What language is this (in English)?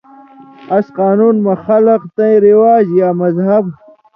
Indus Kohistani